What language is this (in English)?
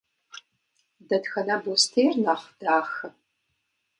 Kabardian